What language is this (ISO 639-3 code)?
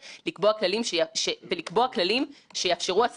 heb